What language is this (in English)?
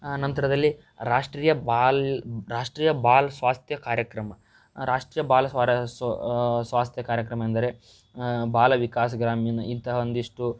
Kannada